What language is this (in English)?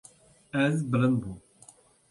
Kurdish